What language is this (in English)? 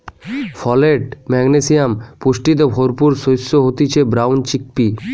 Bangla